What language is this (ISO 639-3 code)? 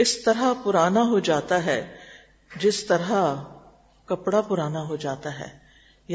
urd